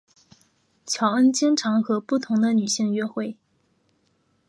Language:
Chinese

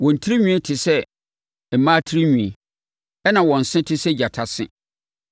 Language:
Akan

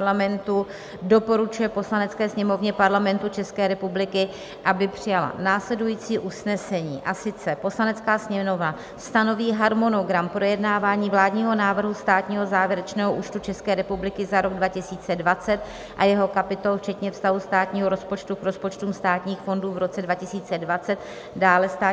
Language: Czech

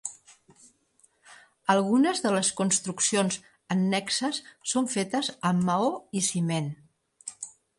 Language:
Catalan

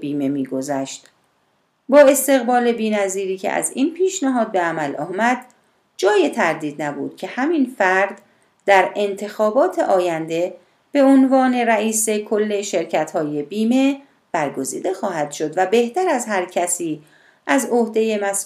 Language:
Persian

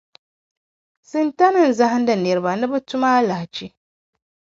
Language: Dagbani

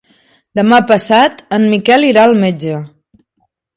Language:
Catalan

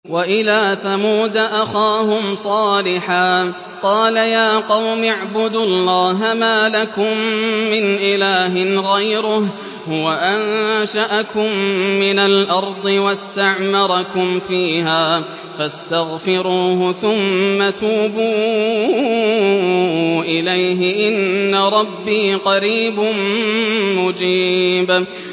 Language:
Arabic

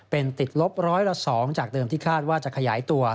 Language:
Thai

